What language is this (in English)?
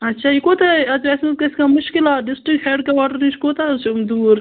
Kashmiri